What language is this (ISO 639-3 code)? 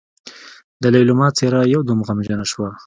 pus